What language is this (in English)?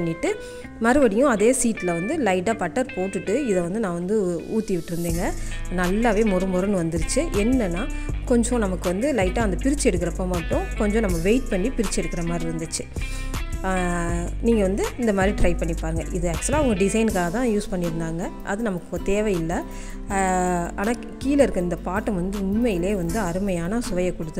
Arabic